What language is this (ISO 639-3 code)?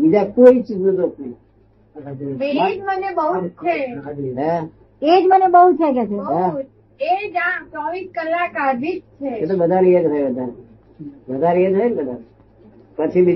guj